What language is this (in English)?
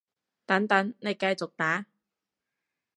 Cantonese